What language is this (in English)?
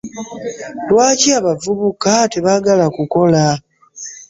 Ganda